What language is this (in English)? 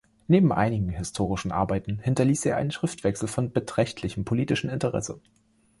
German